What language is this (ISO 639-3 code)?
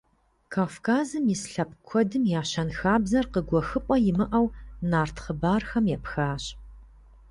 kbd